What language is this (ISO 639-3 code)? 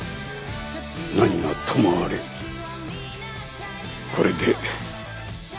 jpn